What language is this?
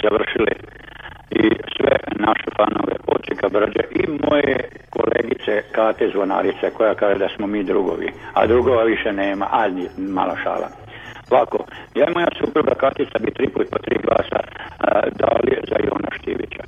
Croatian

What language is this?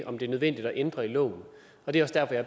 Danish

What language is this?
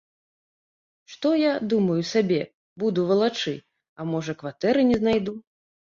Belarusian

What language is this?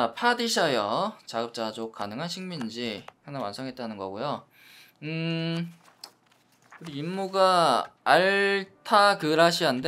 Korean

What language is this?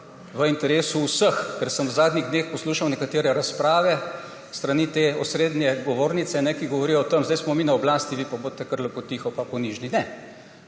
Slovenian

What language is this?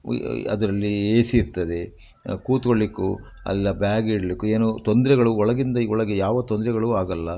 Kannada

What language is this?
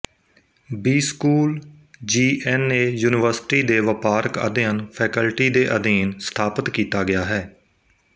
Punjabi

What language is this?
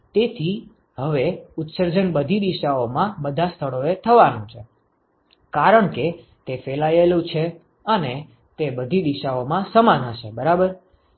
Gujarati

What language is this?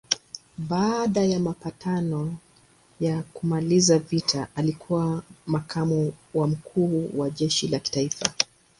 Swahili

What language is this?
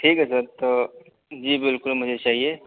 Urdu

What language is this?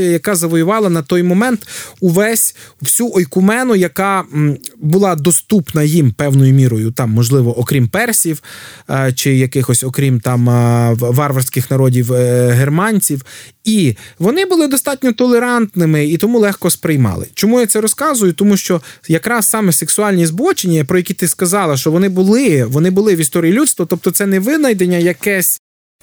Ukrainian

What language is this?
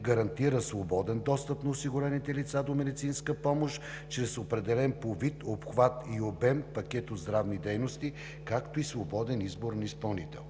Bulgarian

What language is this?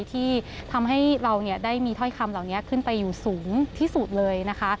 Thai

